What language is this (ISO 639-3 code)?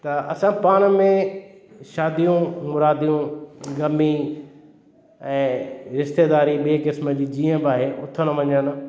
snd